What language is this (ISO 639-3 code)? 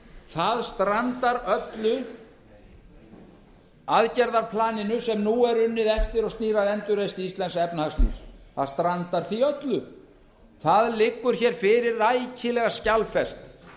isl